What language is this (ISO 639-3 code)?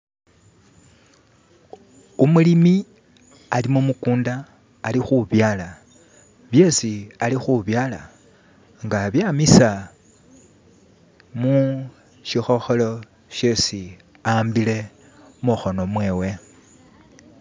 myx